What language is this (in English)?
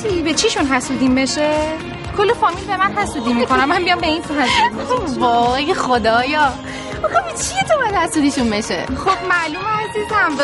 Persian